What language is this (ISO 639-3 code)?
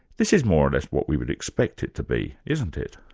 eng